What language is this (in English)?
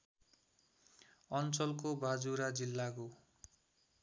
Nepali